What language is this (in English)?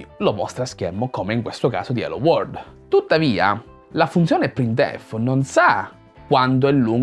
Italian